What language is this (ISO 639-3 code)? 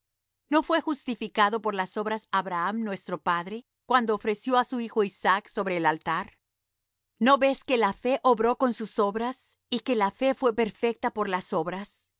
spa